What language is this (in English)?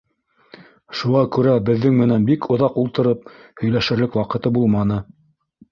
Bashkir